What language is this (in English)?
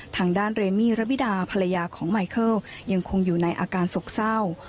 Thai